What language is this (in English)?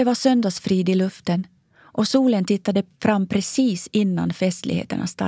Swedish